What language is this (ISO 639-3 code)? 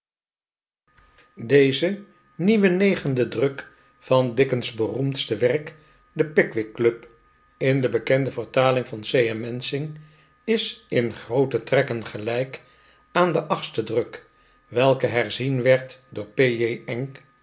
nld